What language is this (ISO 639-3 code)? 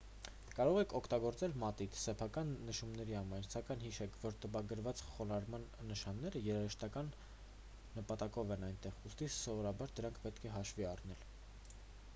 hye